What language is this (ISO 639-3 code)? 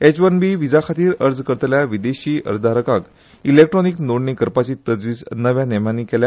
kok